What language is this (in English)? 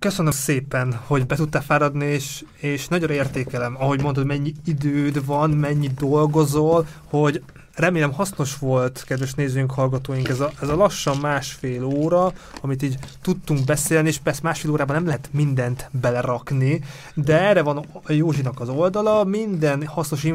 Hungarian